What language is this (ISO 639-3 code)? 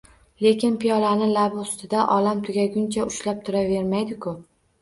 uzb